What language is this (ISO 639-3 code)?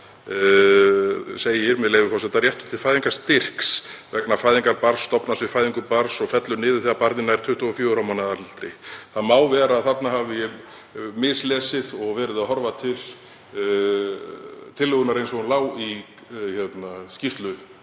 isl